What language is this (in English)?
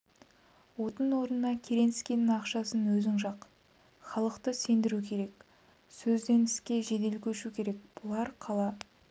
Kazakh